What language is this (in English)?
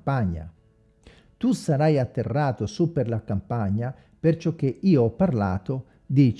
Italian